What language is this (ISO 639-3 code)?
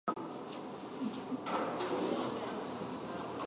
jpn